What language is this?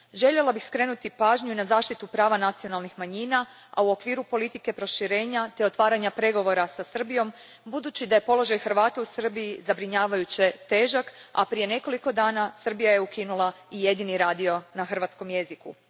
Croatian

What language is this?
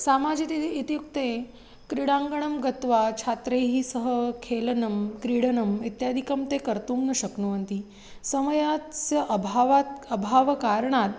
Sanskrit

